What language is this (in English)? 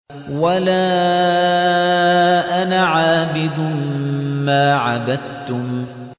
Arabic